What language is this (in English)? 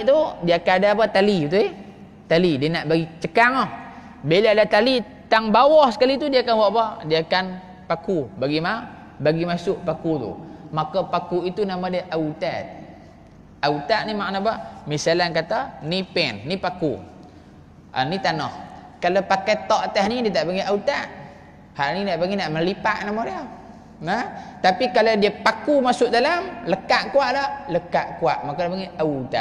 Malay